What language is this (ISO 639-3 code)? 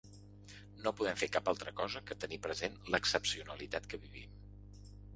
cat